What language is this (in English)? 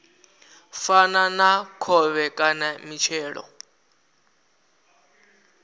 Venda